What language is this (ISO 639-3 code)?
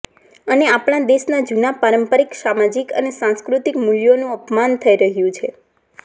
guj